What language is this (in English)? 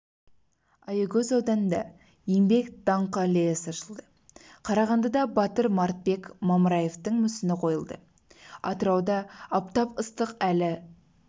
Kazakh